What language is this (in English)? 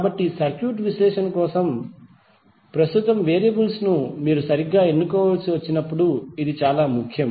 Telugu